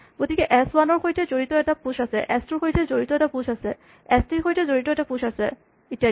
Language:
Assamese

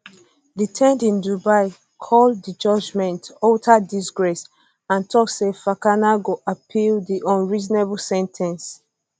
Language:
Nigerian Pidgin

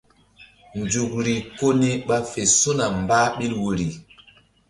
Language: Mbum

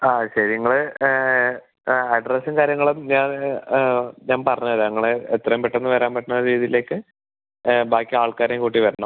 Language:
Malayalam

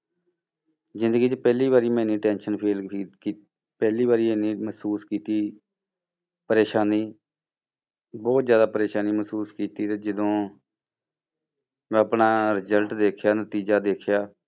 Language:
Punjabi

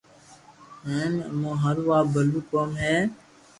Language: Loarki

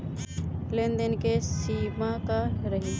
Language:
Bhojpuri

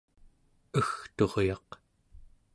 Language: Central Yupik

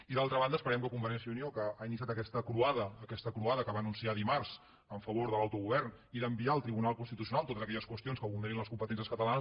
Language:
Catalan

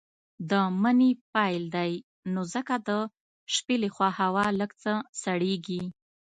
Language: Pashto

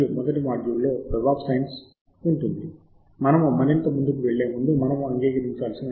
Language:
Telugu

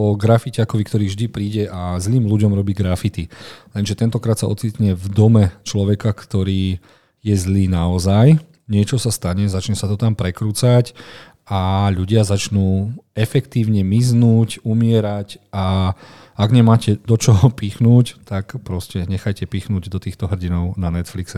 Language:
Slovak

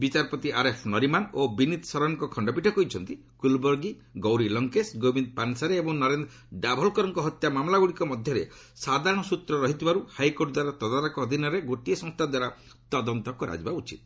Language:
Odia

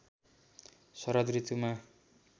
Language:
Nepali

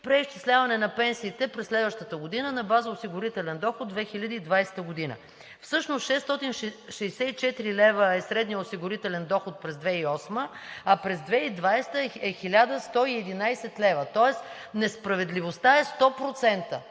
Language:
Bulgarian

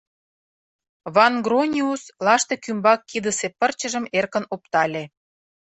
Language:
Mari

